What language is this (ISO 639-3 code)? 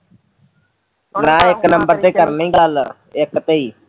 pan